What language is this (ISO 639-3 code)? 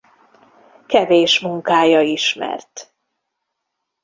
hun